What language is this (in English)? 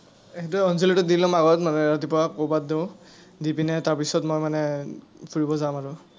Assamese